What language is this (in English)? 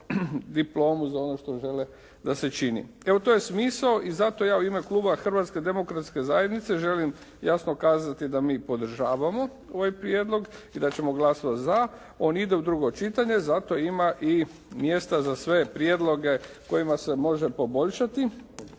Croatian